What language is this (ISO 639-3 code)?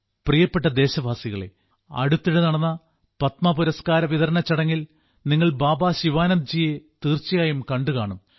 mal